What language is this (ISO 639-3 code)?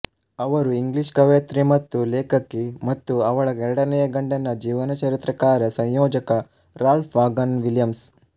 kan